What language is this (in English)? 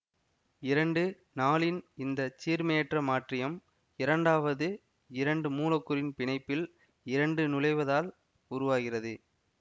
Tamil